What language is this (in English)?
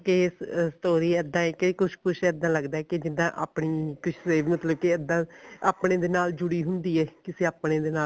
Punjabi